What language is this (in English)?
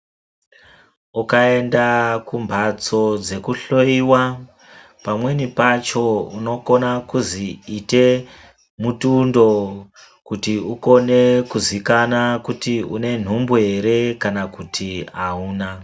Ndau